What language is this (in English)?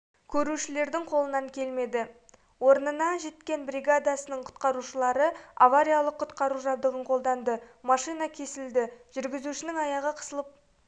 Kazakh